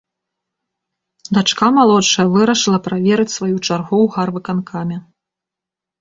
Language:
Belarusian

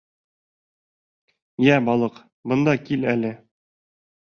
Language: Bashkir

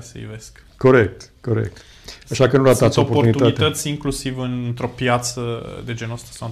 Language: Romanian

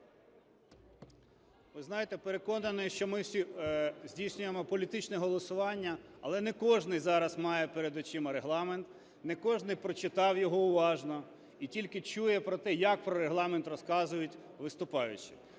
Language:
Ukrainian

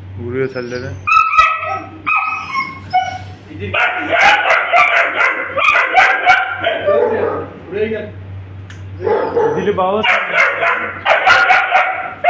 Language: Turkish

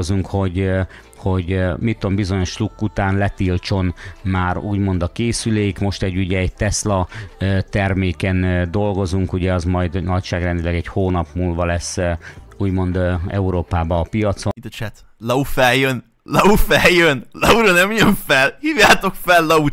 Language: Hungarian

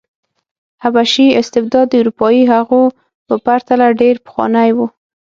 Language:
Pashto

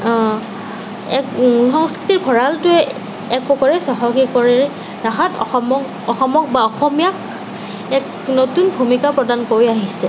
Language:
Assamese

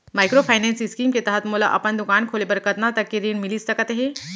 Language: Chhattisgarhi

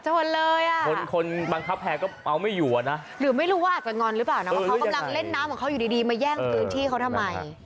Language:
Thai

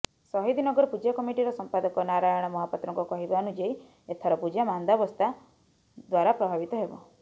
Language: Odia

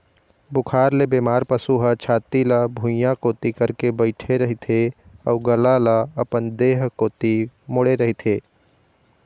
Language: Chhattisgarhi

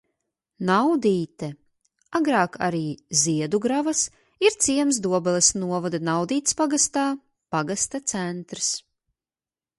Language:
Latvian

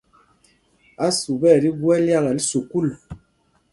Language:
Mpumpong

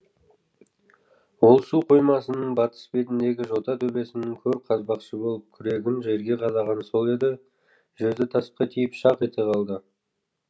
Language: Kazakh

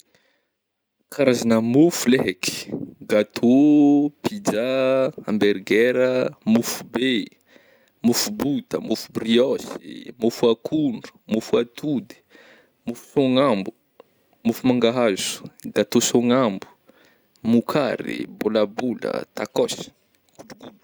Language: Northern Betsimisaraka Malagasy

